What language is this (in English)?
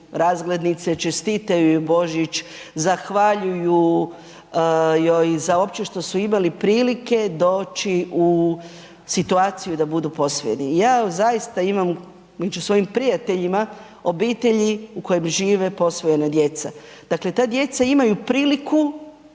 Croatian